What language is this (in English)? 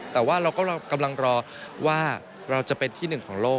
Thai